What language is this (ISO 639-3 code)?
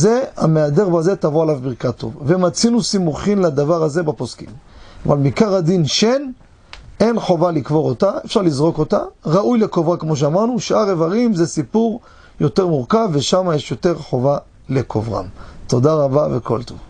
heb